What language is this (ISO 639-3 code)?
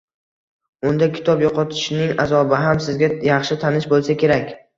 uzb